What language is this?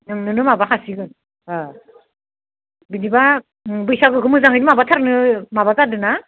Bodo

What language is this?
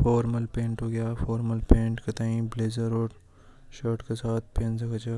Hadothi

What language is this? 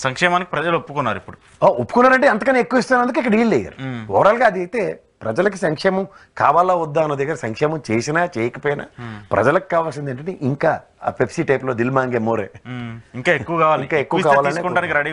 Telugu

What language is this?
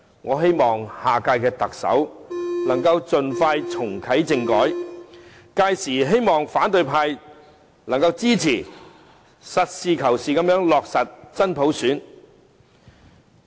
Cantonese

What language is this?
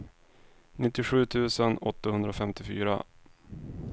Swedish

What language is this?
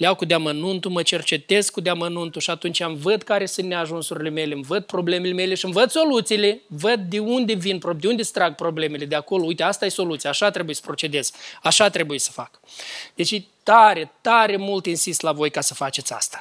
Romanian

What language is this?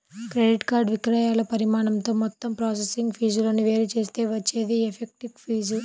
Telugu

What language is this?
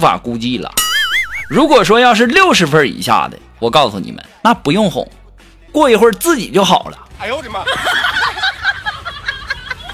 Chinese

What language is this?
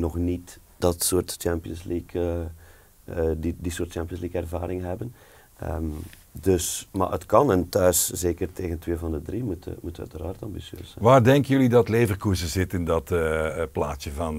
Dutch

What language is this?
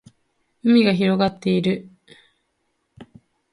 Japanese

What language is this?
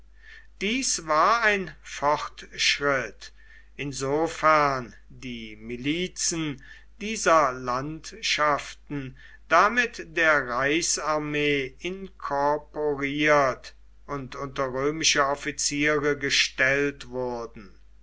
German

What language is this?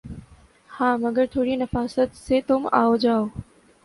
Urdu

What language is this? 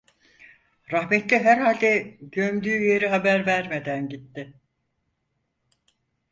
Turkish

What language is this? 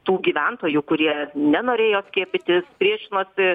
Lithuanian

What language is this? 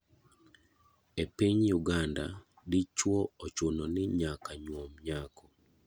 Luo (Kenya and Tanzania)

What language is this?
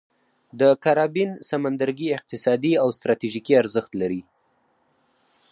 Pashto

